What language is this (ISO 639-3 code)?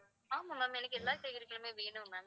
tam